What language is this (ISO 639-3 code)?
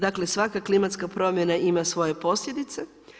hrv